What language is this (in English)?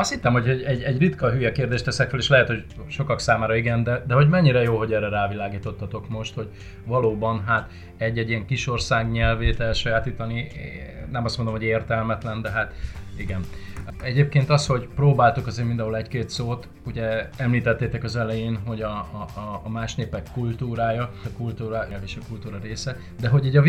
Hungarian